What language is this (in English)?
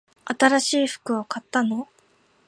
Japanese